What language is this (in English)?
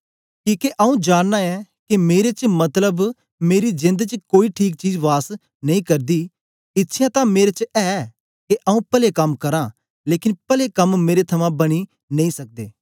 Dogri